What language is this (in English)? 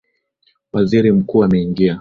Swahili